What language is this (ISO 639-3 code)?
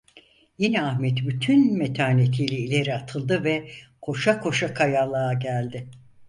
tur